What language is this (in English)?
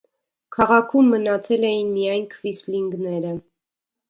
Armenian